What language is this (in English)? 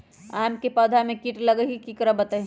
Magahi